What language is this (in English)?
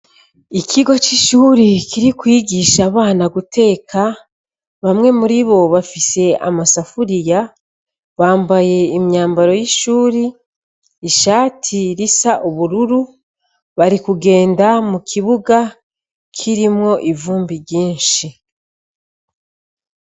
Rundi